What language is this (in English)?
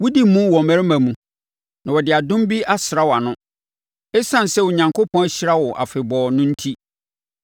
Akan